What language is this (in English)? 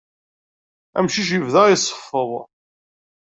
Kabyle